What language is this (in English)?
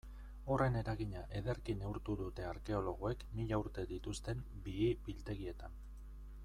Basque